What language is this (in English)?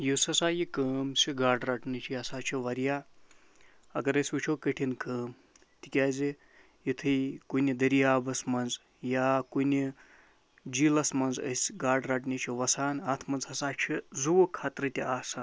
Kashmiri